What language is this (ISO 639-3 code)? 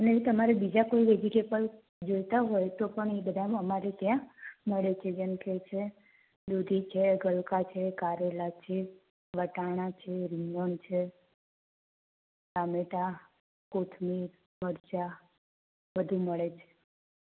guj